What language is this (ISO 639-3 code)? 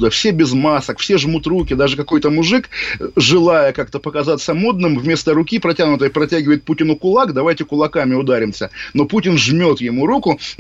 rus